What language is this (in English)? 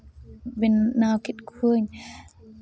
Santali